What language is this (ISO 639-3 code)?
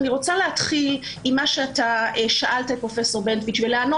heb